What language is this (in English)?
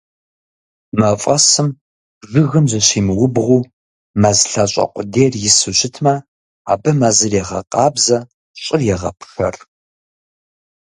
Kabardian